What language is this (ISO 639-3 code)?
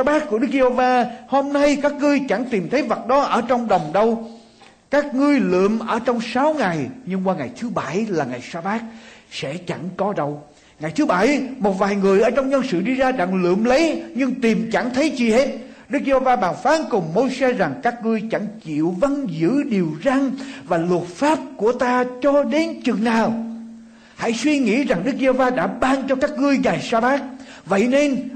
vie